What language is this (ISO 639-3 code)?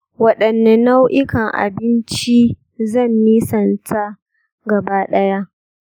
hau